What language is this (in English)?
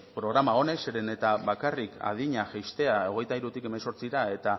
Basque